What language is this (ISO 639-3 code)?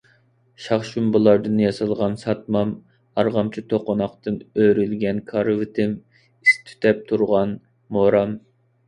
uig